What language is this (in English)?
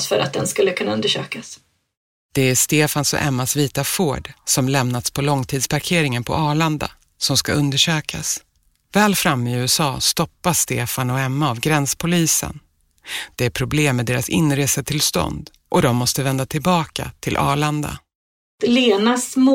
Swedish